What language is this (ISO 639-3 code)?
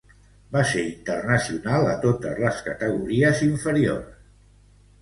cat